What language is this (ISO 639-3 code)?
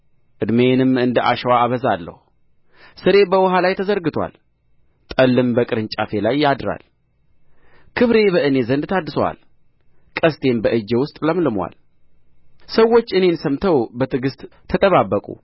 amh